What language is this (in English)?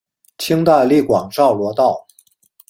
Chinese